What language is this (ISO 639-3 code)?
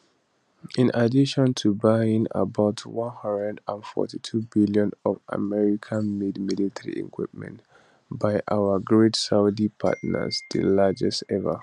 pcm